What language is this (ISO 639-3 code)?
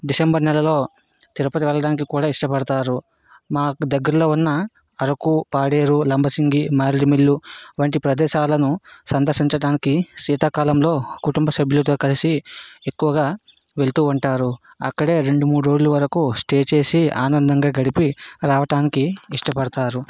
tel